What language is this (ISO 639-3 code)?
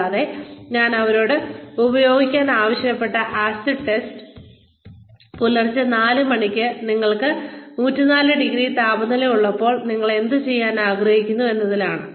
mal